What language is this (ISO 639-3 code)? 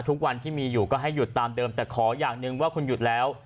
tha